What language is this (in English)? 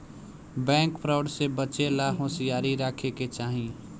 Bhojpuri